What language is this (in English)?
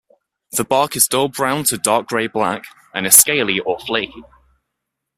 English